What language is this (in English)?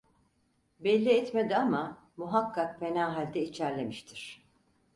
Turkish